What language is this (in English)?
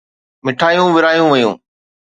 Sindhi